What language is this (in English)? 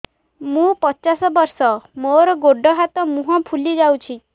Odia